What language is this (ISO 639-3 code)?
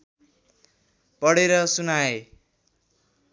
nep